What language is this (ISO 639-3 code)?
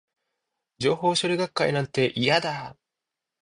jpn